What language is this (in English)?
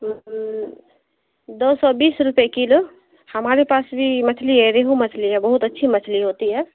Urdu